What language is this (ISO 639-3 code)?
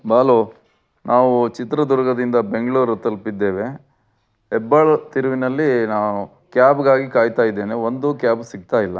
kan